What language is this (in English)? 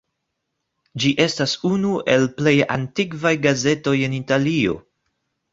Esperanto